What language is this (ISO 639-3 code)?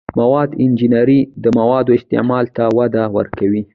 pus